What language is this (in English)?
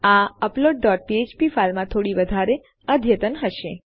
Gujarati